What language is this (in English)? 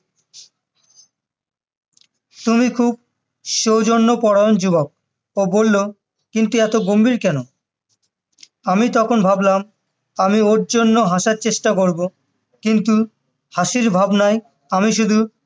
Bangla